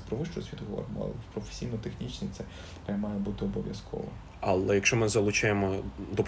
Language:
Ukrainian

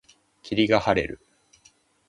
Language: Japanese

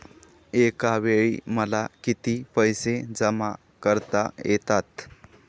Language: Marathi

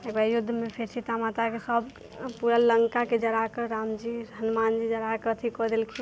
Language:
Maithili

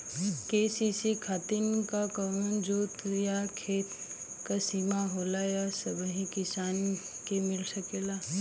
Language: Bhojpuri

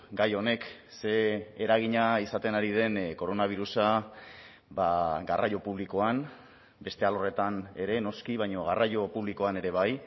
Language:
Basque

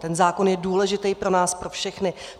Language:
Czech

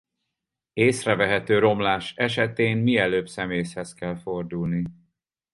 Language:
Hungarian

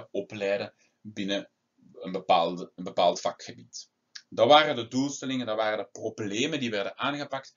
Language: Dutch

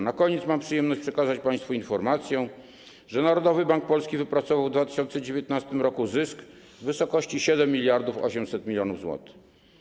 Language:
Polish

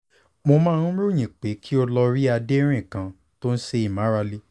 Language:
Yoruba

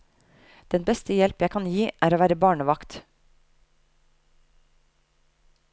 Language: Norwegian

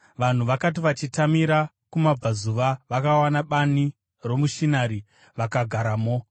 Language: Shona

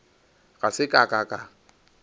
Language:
Northern Sotho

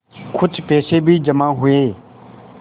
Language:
Hindi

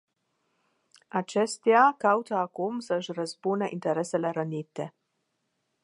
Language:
Romanian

